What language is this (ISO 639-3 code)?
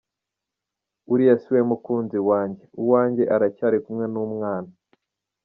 kin